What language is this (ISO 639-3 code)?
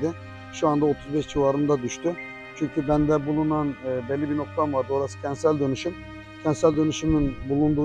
tur